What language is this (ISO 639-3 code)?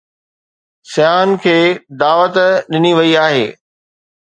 snd